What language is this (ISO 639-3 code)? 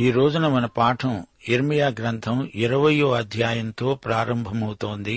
tel